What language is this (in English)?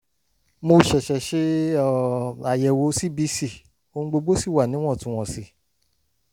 Yoruba